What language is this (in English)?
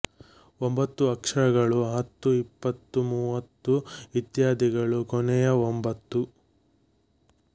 Kannada